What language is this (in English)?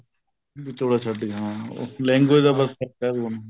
Punjabi